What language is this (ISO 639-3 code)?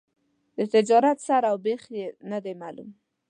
pus